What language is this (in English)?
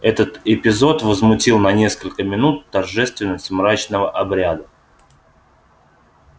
Russian